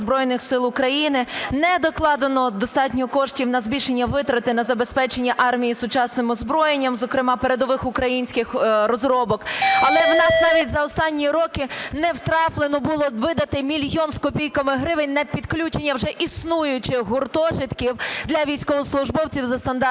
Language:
Ukrainian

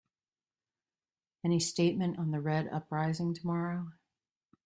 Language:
English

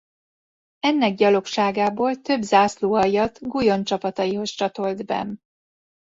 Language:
Hungarian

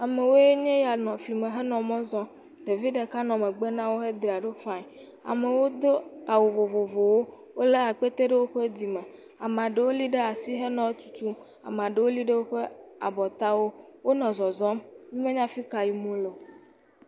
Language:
Ewe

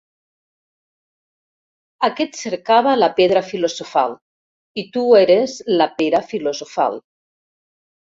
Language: Catalan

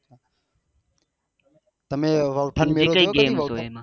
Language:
Gujarati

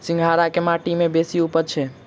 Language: Maithili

